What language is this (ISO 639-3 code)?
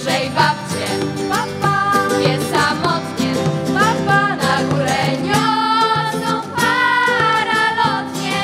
pol